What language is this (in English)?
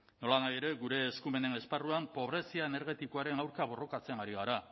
Basque